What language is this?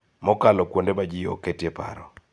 Luo (Kenya and Tanzania)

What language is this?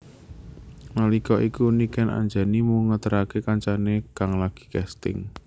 Javanese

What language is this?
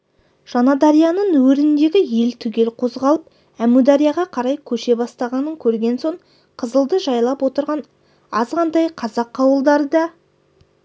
Kazakh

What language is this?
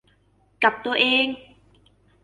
Thai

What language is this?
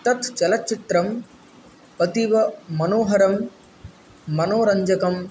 Sanskrit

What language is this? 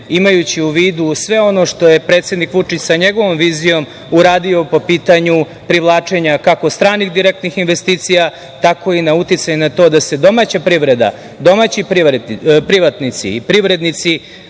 Serbian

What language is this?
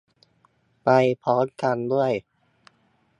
Thai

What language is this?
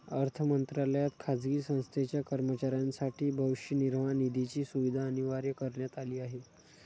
Marathi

